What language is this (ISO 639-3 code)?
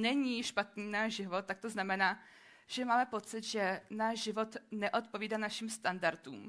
ces